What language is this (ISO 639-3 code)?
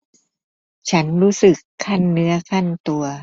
tha